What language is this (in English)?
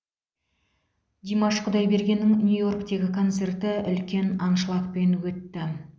Kazakh